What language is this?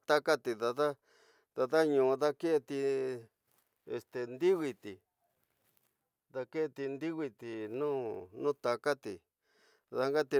Tidaá Mixtec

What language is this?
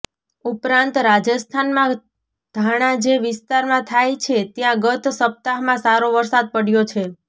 Gujarati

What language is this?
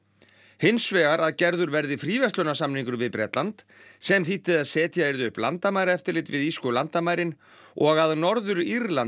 Icelandic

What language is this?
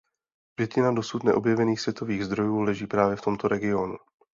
Czech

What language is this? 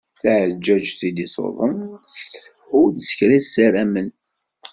Kabyle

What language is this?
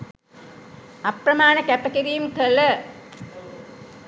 Sinhala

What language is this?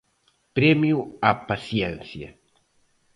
Galician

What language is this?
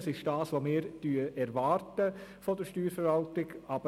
Swiss German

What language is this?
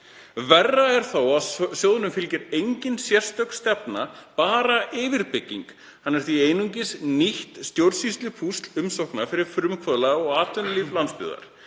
Icelandic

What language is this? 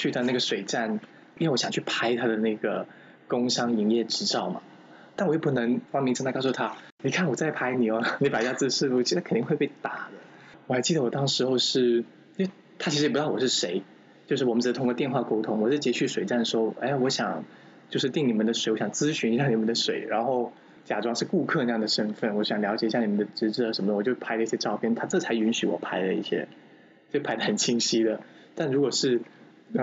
Chinese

